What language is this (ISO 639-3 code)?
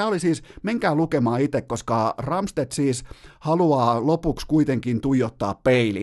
fin